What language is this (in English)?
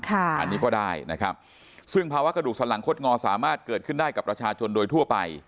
Thai